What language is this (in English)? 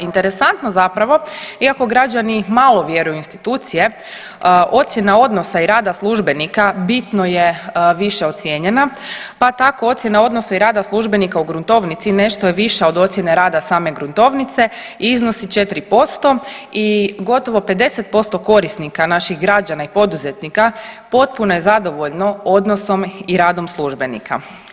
Croatian